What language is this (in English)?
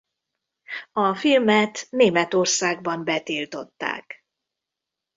Hungarian